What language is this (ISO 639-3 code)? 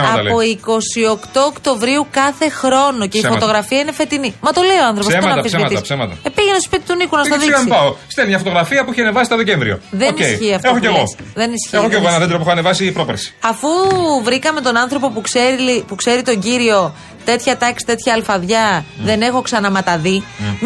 ell